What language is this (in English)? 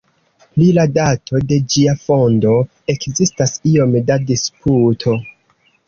Esperanto